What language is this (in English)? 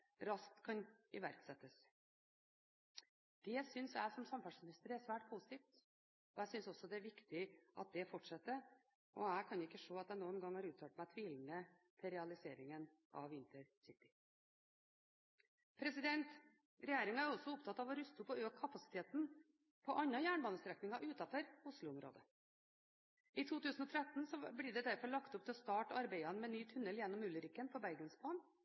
Norwegian Bokmål